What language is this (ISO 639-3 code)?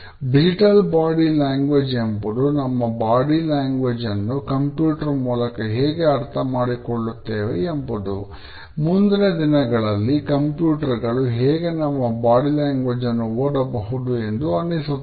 kan